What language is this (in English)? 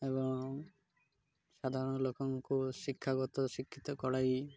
Odia